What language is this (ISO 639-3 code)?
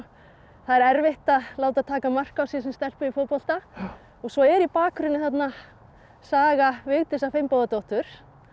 isl